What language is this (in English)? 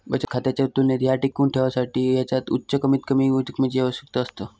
Marathi